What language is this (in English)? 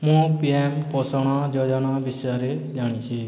Odia